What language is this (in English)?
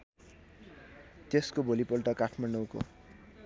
Nepali